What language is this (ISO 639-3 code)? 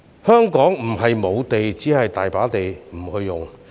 yue